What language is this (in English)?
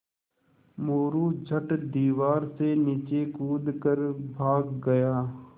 Hindi